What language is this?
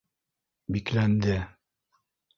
Bashkir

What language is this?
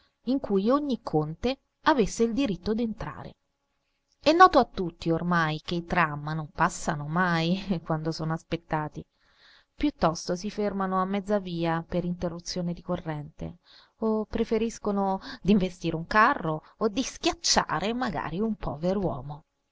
Italian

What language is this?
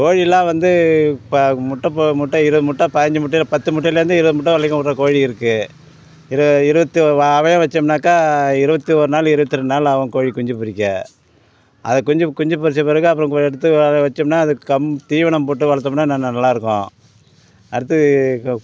Tamil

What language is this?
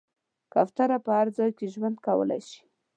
Pashto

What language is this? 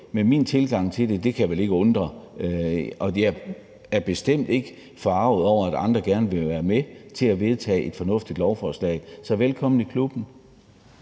Danish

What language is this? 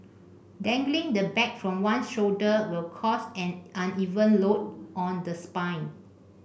English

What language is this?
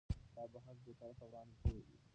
Pashto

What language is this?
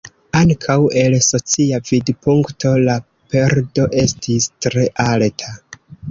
Esperanto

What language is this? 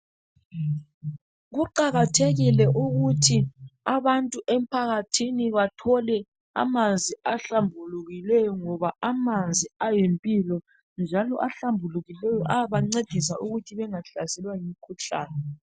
North Ndebele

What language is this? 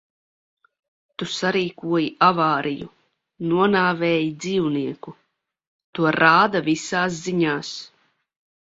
Latvian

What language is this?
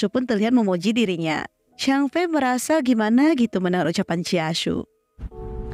Indonesian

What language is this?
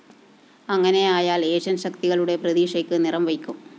Malayalam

